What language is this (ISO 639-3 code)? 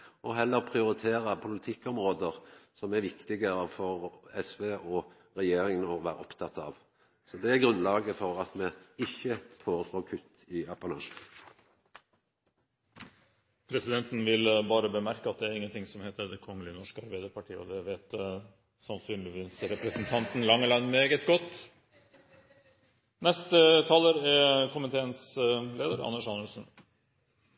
nor